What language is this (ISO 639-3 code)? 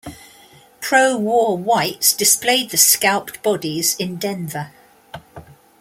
eng